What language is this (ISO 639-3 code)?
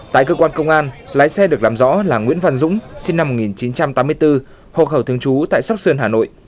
vie